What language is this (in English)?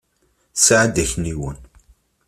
Kabyle